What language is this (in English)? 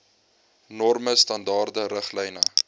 Afrikaans